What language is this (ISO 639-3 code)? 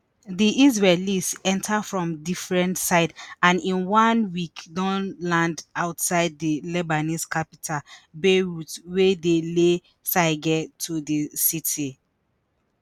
pcm